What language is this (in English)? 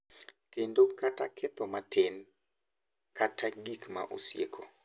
Luo (Kenya and Tanzania)